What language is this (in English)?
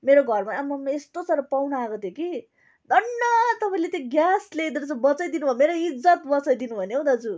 Nepali